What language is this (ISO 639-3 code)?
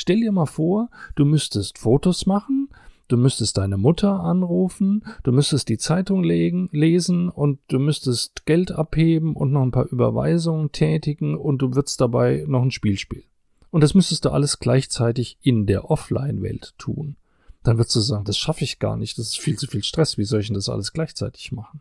deu